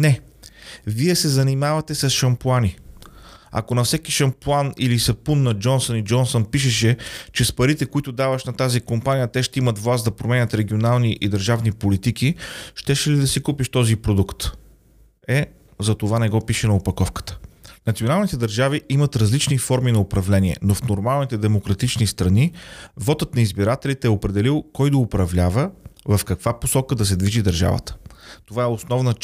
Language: Bulgarian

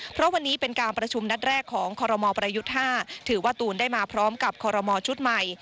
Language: Thai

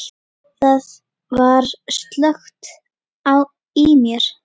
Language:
Icelandic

